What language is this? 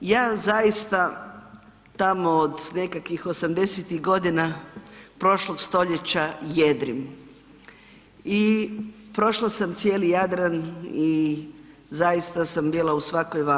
Croatian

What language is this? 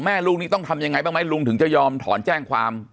Thai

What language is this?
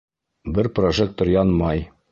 Bashkir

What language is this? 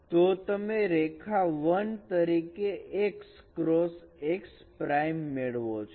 Gujarati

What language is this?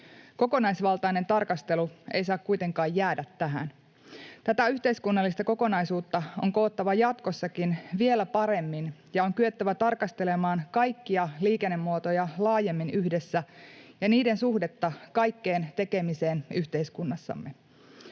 Finnish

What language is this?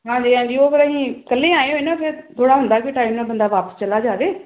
Punjabi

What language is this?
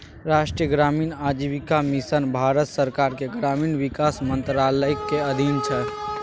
Maithili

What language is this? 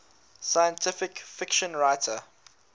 English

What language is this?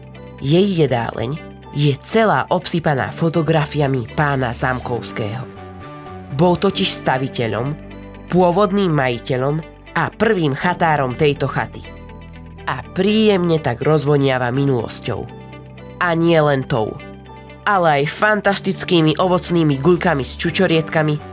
Slovak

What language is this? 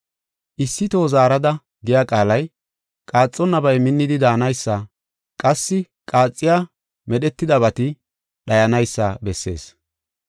Gofa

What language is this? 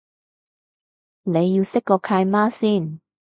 Cantonese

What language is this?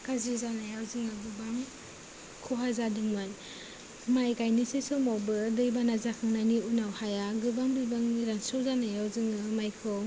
Bodo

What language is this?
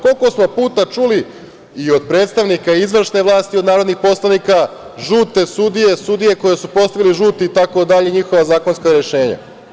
Serbian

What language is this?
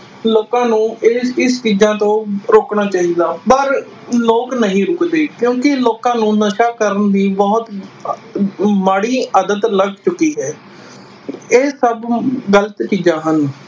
Punjabi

